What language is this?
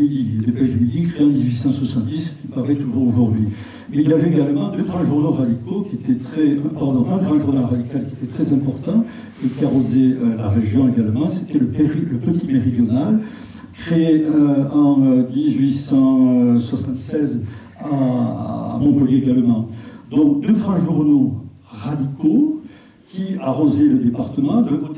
French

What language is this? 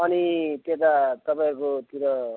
Nepali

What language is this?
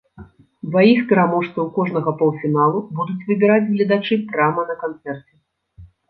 Belarusian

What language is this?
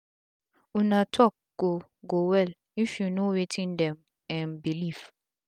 Nigerian Pidgin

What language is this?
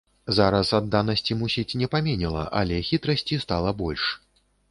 Belarusian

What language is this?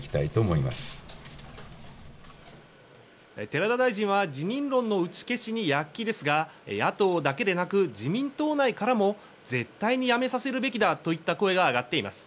Japanese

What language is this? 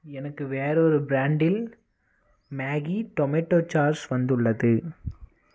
Tamil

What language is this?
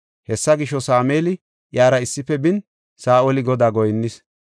Gofa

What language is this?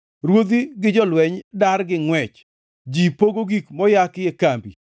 Luo (Kenya and Tanzania)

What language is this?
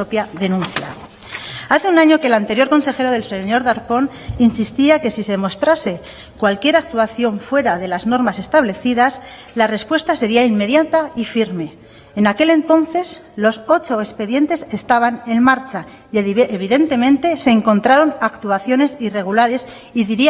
Spanish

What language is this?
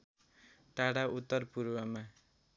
Nepali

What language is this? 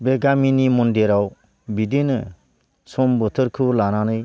Bodo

